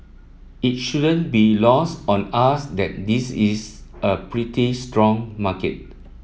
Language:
English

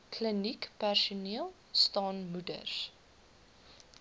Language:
Afrikaans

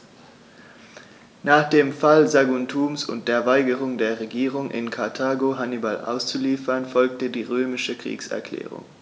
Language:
German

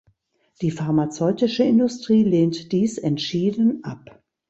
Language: German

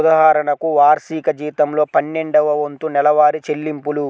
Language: Telugu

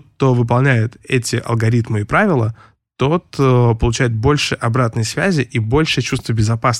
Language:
Russian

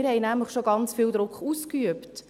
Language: Swiss German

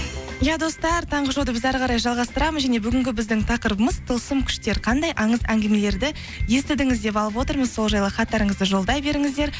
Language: Kazakh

